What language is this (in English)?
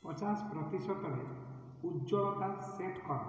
Odia